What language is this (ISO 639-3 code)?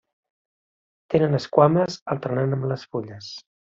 cat